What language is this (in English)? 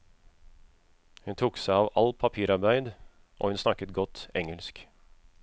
Norwegian